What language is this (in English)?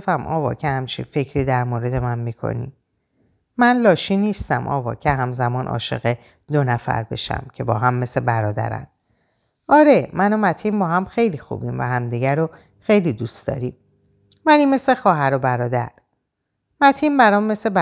Persian